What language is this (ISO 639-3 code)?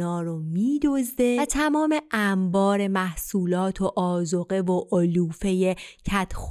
fas